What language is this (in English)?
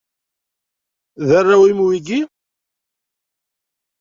Kabyle